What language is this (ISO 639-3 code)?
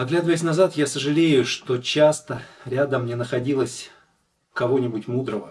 rus